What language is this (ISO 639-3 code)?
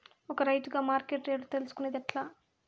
tel